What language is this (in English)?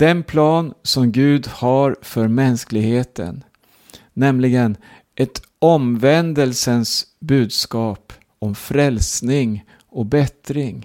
Swedish